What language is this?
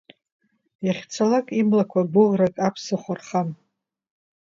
Abkhazian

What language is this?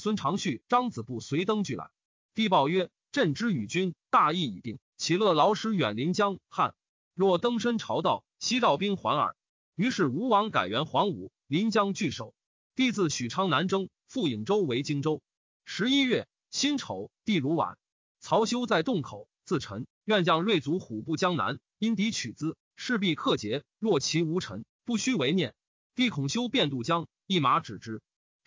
Chinese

